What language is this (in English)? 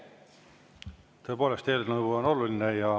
Estonian